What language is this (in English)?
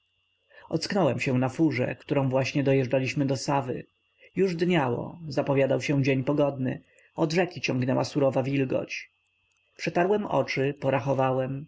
Polish